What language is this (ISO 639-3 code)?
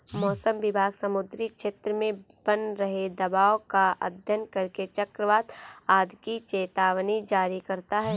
hin